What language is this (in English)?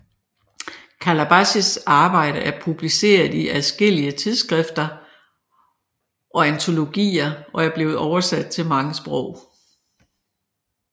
Danish